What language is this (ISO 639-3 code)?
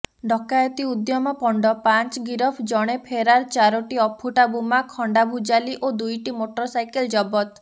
ori